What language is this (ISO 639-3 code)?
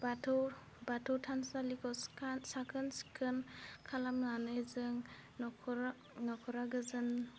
brx